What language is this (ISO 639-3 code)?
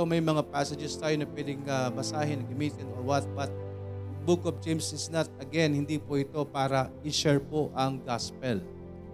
fil